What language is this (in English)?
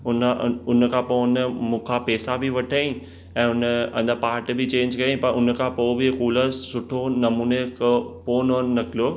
Sindhi